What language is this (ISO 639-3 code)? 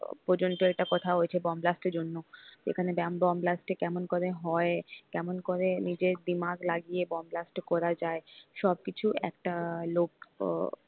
ben